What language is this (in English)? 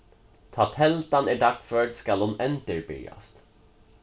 Faroese